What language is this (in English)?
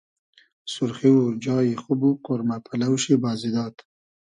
Hazaragi